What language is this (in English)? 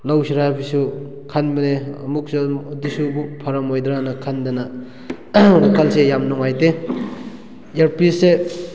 Manipuri